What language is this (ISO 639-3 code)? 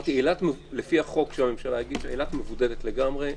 heb